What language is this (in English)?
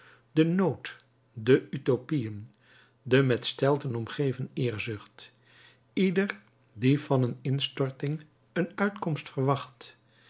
Dutch